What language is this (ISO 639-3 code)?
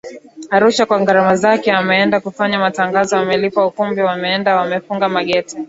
swa